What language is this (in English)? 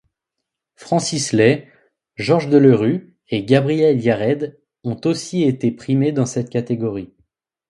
French